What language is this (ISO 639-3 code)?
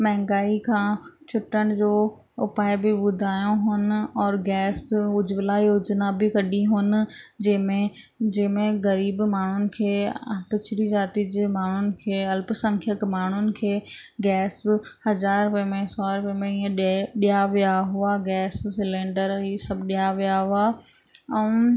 snd